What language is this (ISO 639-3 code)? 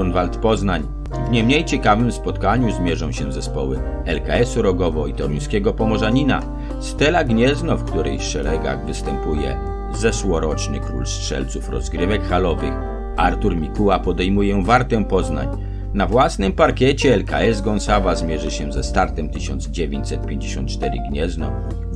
pol